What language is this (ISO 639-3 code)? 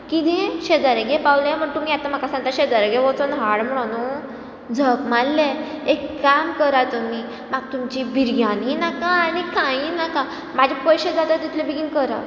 kok